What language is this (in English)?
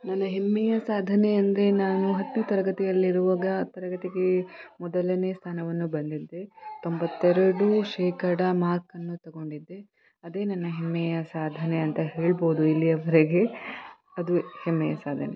Kannada